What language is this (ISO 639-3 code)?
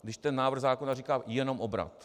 ces